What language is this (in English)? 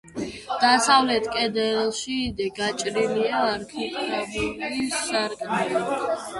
Georgian